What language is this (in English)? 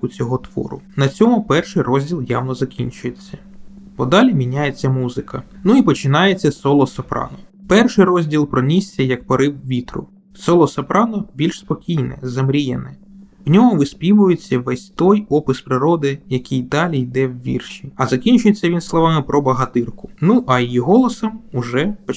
Ukrainian